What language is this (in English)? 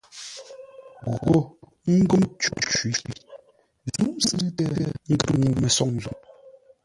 Ngombale